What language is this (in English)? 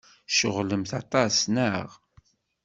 Kabyle